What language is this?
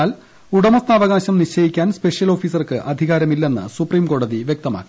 Malayalam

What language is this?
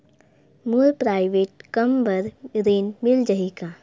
Chhattisgarhi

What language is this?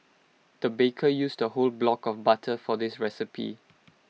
English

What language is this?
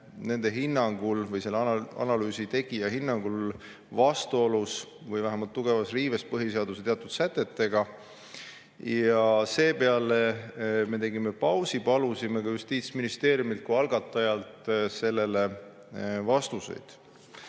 Estonian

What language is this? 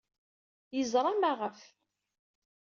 Kabyle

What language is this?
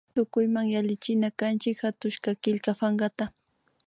Imbabura Highland Quichua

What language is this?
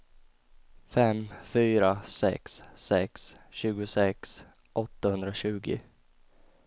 Swedish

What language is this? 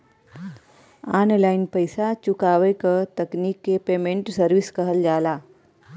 Bhojpuri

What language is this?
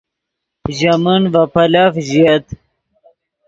Yidgha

